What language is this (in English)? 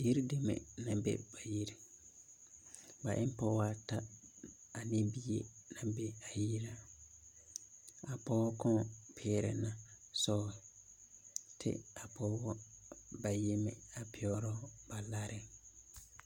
Southern Dagaare